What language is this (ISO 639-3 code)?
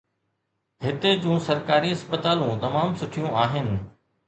snd